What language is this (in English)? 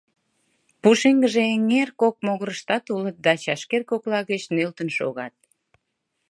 Mari